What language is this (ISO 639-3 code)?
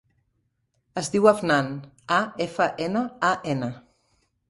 cat